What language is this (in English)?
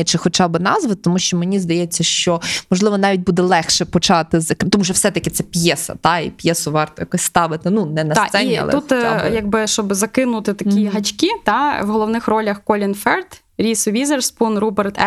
Ukrainian